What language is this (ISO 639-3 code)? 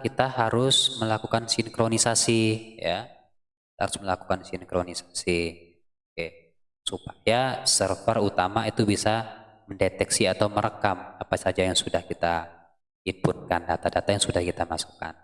ind